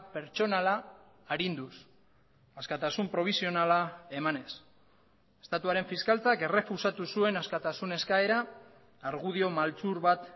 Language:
Basque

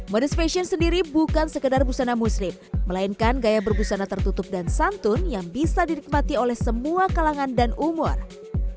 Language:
Indonesian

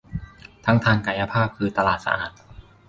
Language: Thai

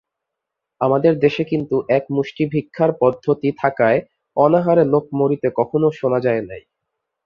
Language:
Bangla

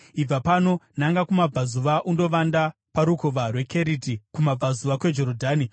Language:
Shona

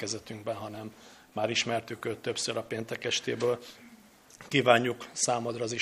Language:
Hungarian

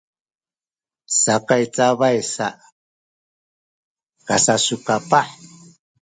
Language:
Sakizaya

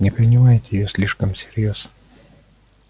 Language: Russian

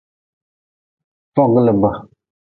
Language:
Nawdm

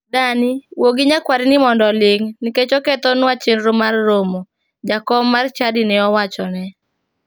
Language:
Luo (Kenya and Tanzania)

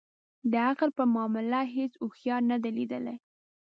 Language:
Pashto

